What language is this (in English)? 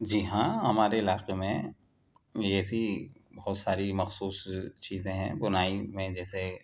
Urdu